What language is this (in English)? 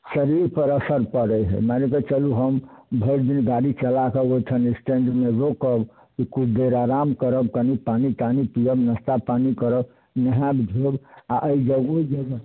Maithili